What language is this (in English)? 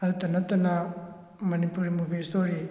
Manipuri